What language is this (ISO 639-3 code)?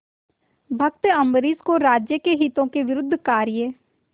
hin